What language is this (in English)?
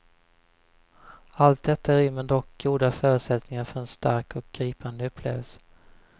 Swedish